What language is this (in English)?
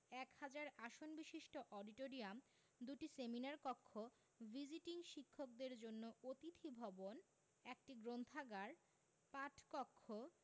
Bangla